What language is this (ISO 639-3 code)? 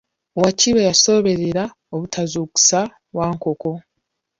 lug